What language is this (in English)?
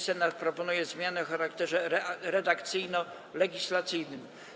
Polish